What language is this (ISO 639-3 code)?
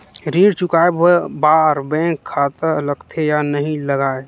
hne